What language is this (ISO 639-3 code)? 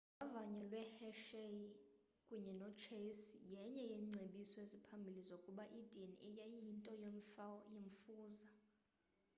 xho